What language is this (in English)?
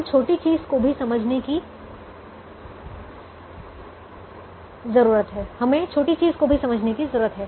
Hindi